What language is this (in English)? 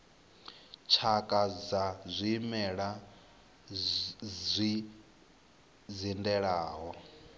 Venda